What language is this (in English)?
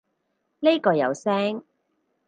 Cantonese